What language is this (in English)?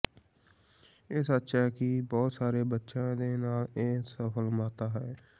Punjabi